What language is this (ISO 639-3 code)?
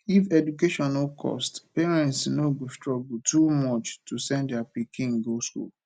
pcm